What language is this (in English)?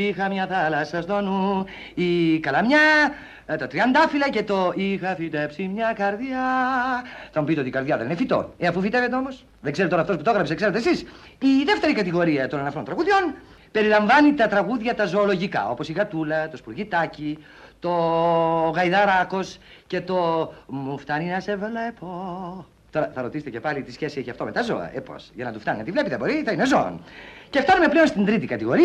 Greek